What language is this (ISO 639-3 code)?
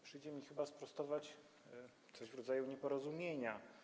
pol